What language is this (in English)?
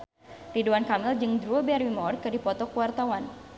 Sundanese